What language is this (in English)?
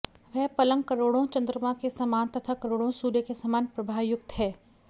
Sanskrit